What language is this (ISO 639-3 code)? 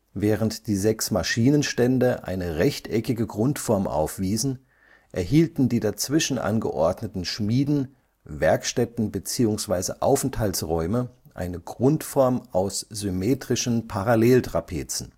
deu